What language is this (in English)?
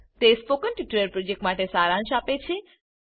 Gujarati